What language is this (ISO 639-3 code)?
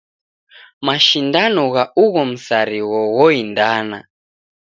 dav